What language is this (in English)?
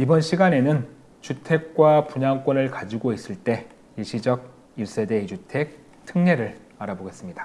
Korean